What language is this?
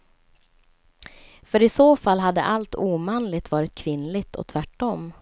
Swedish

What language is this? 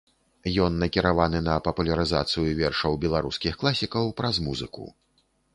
Belarusian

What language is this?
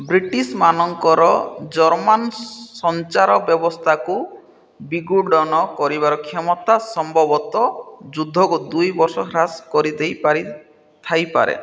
Odia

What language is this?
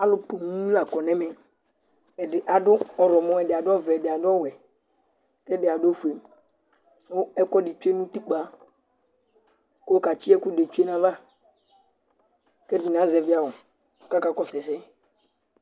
Ikposo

